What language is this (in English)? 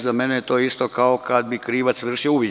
Serbian